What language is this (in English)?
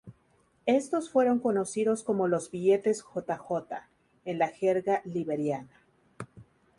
Spanish